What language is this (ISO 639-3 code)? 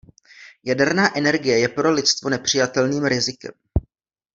ces